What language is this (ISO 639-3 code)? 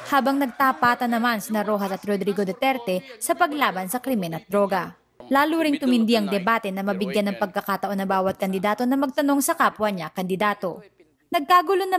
fil